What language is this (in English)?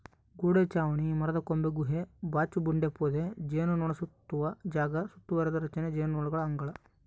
Kannada